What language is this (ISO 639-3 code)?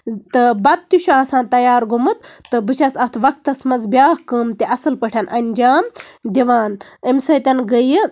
kas